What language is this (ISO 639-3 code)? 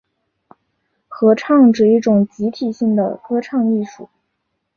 zho